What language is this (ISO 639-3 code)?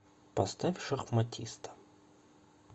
rus